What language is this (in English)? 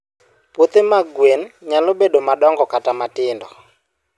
Luo (Kenya and Tanzania)